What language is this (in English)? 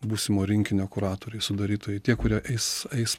Lithuanian